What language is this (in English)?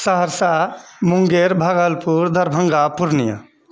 Maithili